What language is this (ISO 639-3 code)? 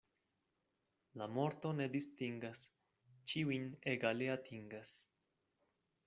epo